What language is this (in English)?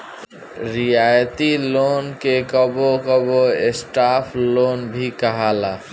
Bhojpuri